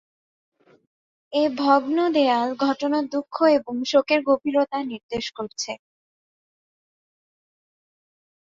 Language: Bangla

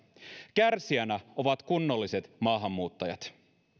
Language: Finnish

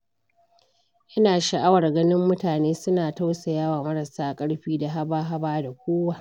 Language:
Hausa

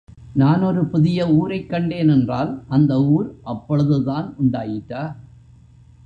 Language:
Tamil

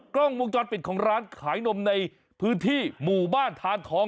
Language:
Thai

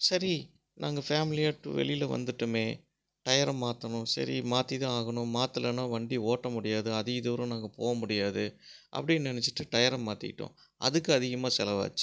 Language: Tamil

